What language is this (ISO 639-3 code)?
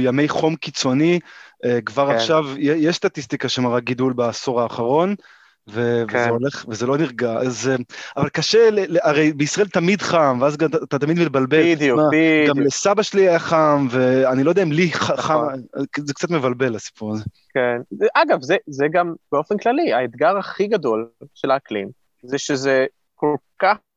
heb